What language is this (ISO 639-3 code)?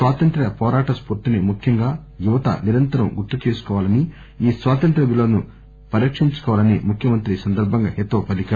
tel